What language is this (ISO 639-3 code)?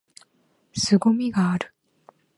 jpn